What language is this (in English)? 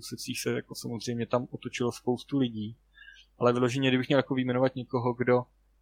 Czech